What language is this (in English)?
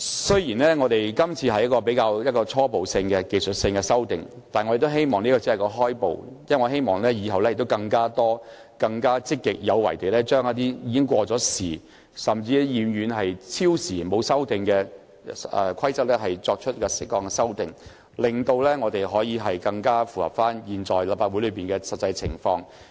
Cantonese